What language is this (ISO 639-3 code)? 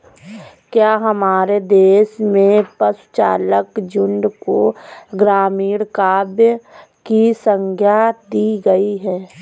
hin